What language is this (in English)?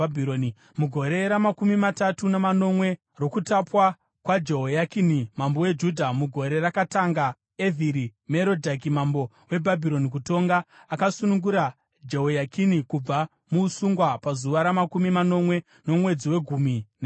Shona